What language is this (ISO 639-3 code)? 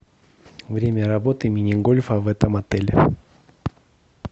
rus